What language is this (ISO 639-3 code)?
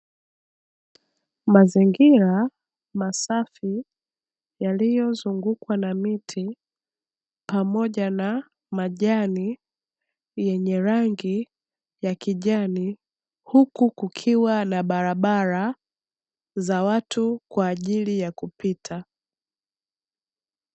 swa